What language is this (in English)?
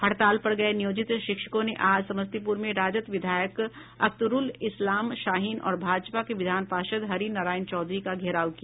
Hindi